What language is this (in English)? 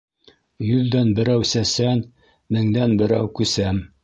Bashkir